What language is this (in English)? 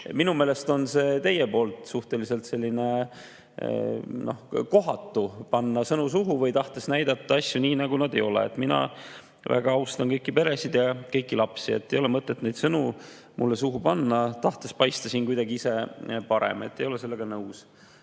Estonian